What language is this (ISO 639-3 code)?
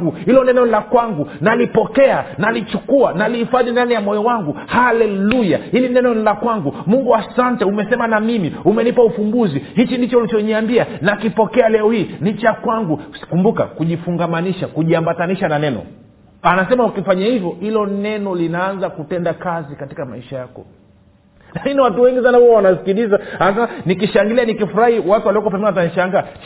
swa